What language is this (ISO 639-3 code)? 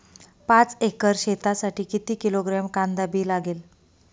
mar